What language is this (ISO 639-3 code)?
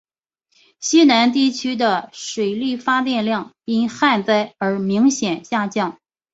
zho